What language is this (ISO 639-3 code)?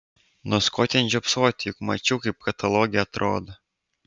lit